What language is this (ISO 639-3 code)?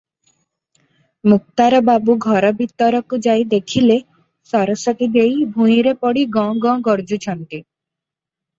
ori